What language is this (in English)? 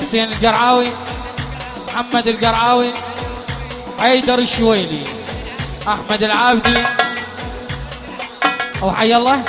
Arabic